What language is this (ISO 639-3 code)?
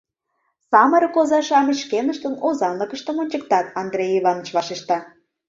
chm